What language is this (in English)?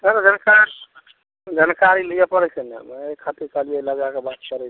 Maithili